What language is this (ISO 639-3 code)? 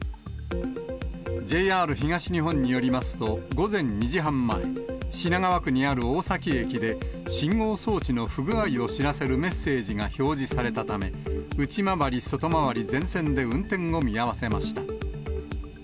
jpn